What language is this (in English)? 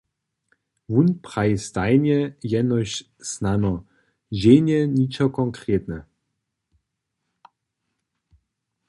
Upper Sorbian